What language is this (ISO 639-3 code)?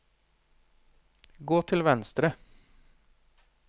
nor